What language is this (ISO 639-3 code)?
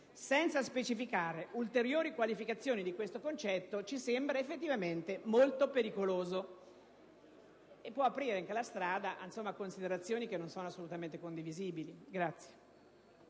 ita